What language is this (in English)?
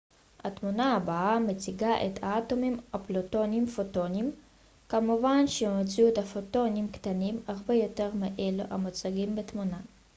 Hebrew